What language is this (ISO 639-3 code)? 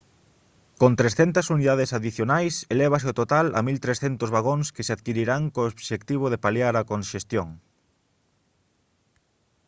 glg